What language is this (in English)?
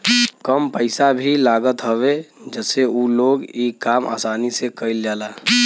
Bhojpuri